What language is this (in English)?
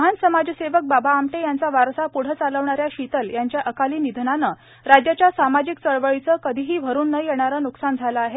Marathi